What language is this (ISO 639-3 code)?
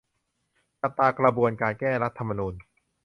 tha